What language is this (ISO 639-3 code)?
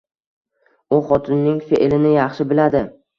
uzb